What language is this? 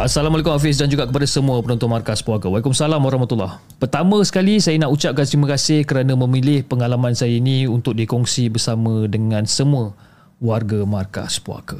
Malay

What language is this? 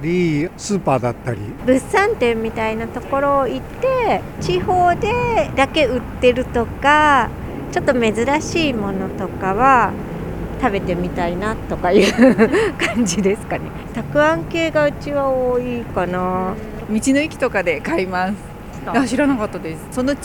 Japanese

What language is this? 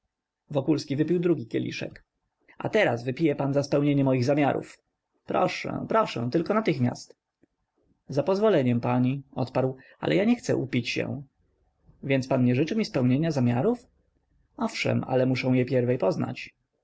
Polish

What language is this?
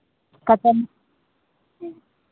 Maithili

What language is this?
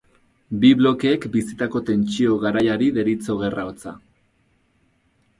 Basque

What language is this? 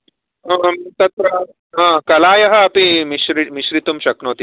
Sanskrit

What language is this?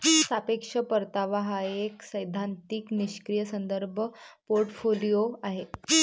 Marathi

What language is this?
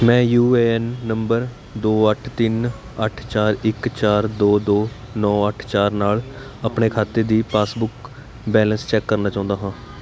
Punjabi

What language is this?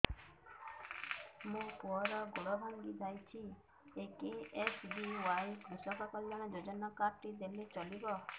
Odia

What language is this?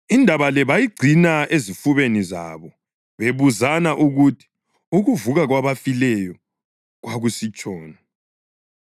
North Ndebele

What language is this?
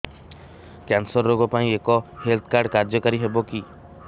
Odia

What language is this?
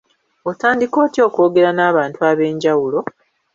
Ganda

